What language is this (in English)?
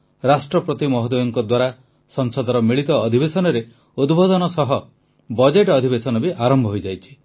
Odia